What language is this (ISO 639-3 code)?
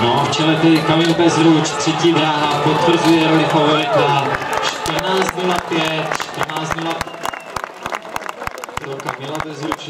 ces